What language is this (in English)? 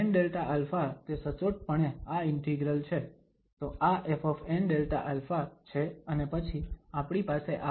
Gujarati